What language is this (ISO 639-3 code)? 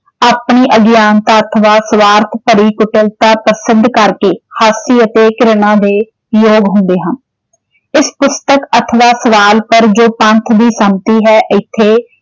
pan